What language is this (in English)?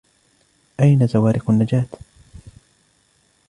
Arabic